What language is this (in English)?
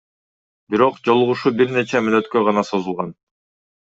Kyrgyz